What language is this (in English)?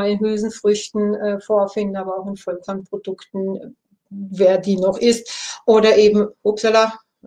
German